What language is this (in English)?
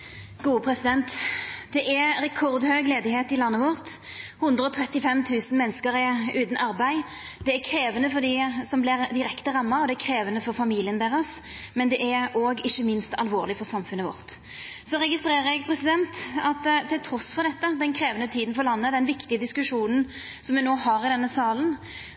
Norwegian Nynorsk